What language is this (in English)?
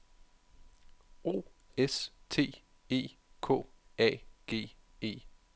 Danish